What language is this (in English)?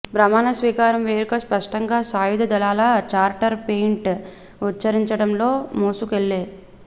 Telugu